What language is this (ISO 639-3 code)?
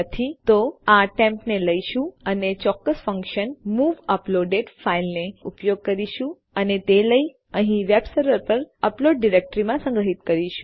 guj